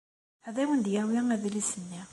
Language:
Kabyle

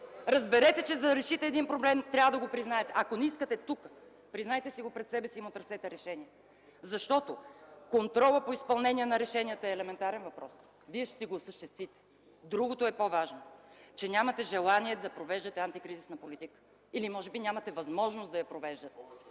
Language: Bulgarian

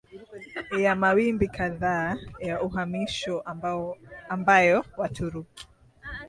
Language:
Swahili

